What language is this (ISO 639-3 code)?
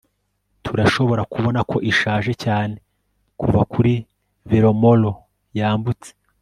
kin